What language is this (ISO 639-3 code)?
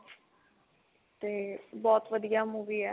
pan